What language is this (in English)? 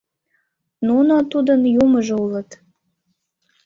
Mari